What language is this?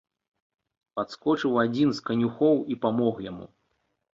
Belarusian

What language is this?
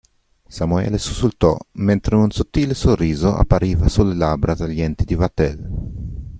Italian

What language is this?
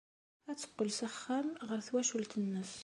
Kabyle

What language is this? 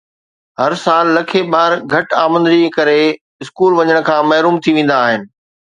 Sindhi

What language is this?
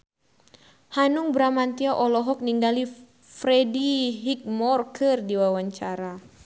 Sundanese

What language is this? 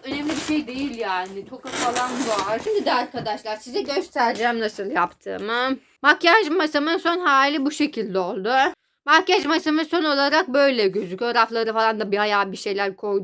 Turkish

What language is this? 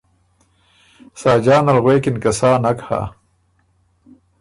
Ormuri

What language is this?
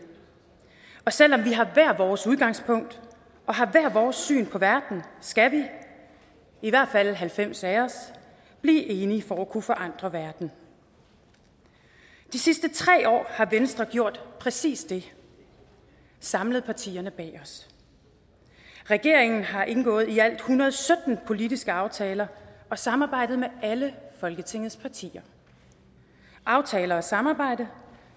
Danish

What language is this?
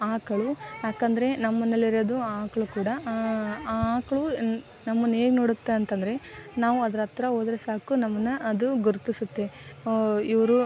Kannada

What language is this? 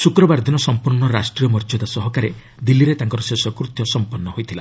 Odia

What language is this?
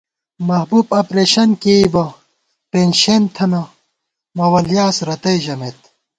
Gawar-Bati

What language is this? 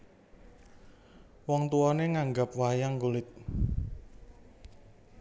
Javanese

